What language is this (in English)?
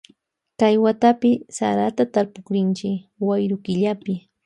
Loja Highland Quichua